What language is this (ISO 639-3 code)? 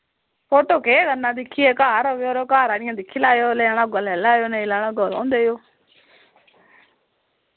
doi